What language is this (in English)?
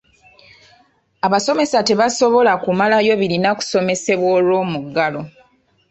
Ganda